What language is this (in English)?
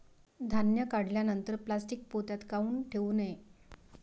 Marathi